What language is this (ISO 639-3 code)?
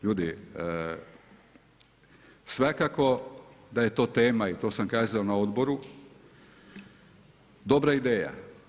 hrv